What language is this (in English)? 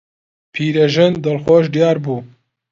Central Kurdish